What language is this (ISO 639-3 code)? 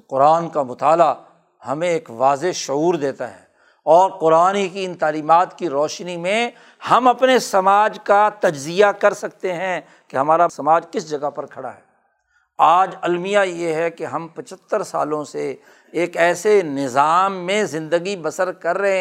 urd